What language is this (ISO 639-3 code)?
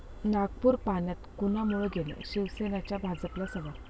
mar